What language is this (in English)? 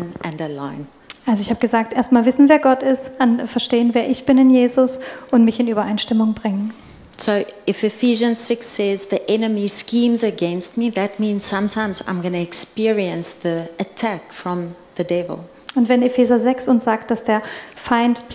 German